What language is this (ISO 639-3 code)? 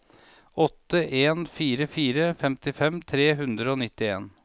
nor